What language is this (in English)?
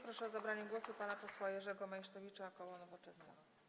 Polish